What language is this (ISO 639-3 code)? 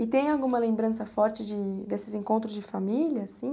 por